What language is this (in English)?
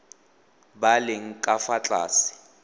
Tswana